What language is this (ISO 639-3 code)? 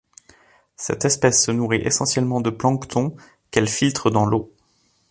fra